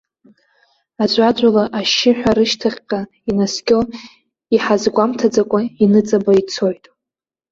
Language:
Abkhazian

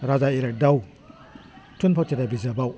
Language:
Bodo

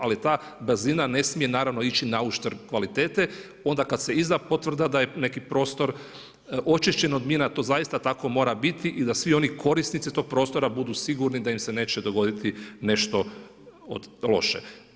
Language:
Croatian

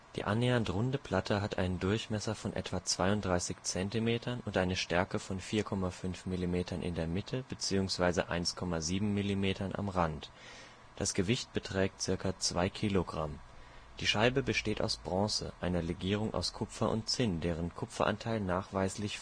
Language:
German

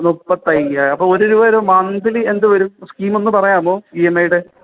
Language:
Malayalam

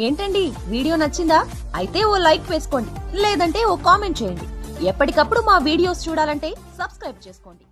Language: Telugu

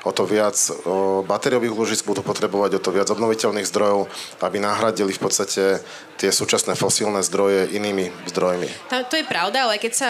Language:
Slovak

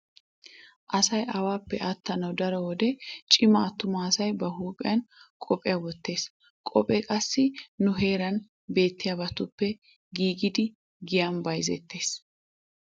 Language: Wolaytta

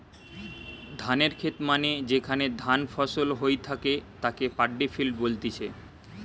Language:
Bangla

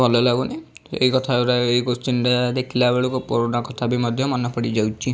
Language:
Odia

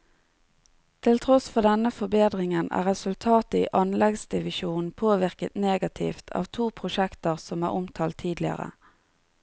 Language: Norwegian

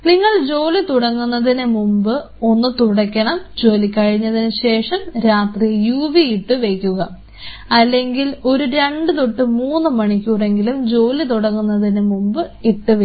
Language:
Malayalam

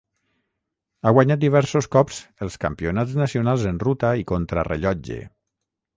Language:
Catalan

